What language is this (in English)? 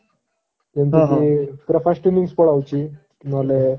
Odia